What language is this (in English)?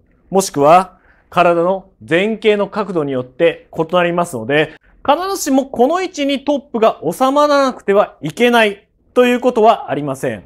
Japanese